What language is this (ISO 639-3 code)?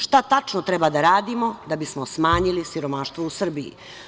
srp